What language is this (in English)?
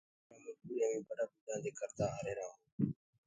Gurgula